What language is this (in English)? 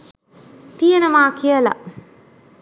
Sinhala